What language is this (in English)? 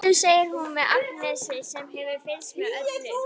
Icelandic